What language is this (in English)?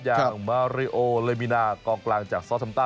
Thai